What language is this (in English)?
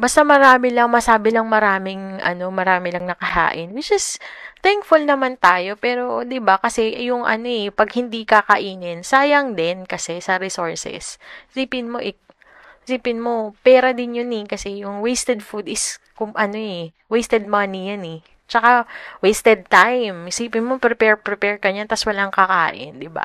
Filipino